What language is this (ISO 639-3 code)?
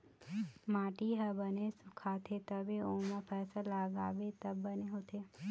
hne